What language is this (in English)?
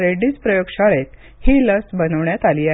Marathi